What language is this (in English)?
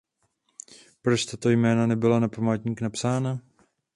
Czech